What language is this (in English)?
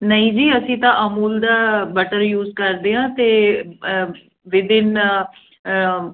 Punjabi